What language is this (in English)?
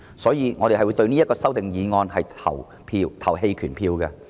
Cantonese